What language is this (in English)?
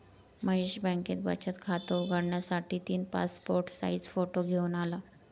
Marathi